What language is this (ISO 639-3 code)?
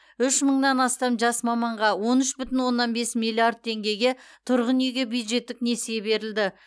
kaz